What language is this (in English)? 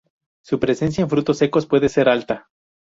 Spanish